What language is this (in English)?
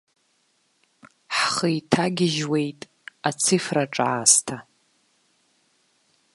Abkhazian